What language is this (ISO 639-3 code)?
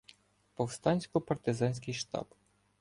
ukr